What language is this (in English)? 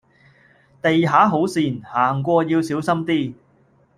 Cantonese